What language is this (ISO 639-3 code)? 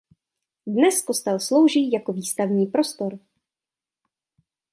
ces